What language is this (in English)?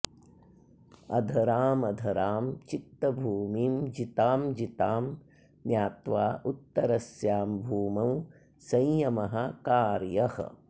Sanskrit